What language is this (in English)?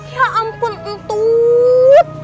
Indonesian